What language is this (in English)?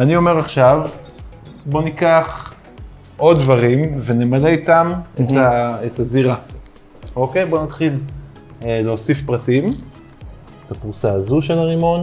Hebrew